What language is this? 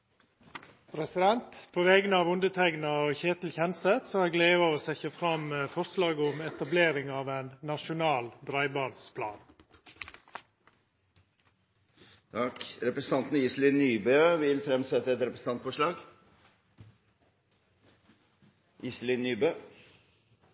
Norwegian Nynorsk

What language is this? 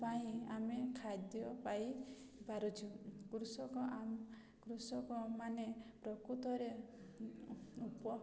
Odia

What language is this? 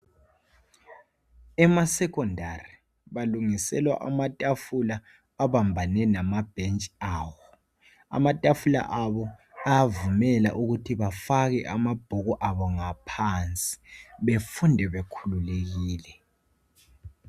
North Ndebele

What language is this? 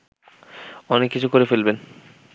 Bangla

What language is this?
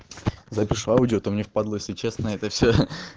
Russian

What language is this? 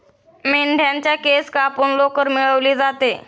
Marathi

